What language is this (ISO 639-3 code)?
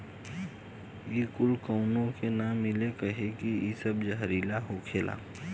bho